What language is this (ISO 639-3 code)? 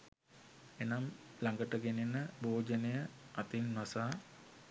sin